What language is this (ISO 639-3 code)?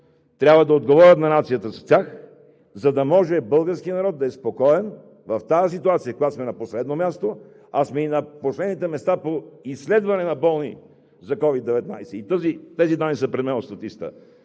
bul